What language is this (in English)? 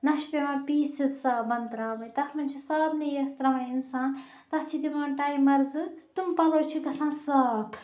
Kashmiri